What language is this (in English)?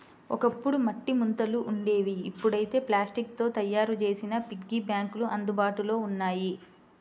Telugu